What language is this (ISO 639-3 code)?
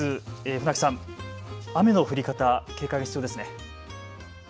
jpn